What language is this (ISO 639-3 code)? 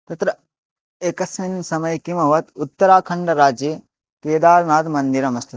san